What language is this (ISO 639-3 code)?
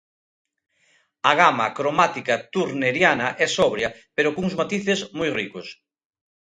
glg